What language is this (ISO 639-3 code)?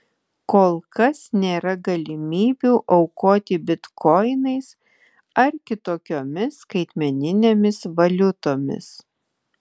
lit